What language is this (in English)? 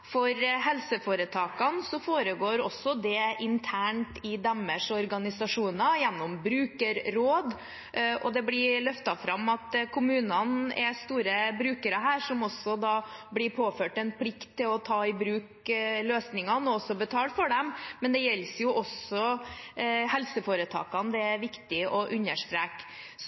Norwegian Bokmål